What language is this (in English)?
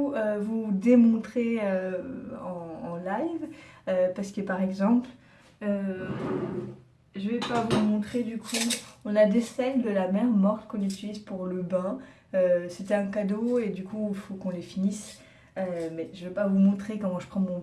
French